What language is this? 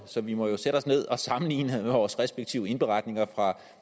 Danish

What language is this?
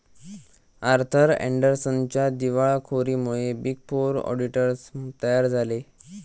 Marathi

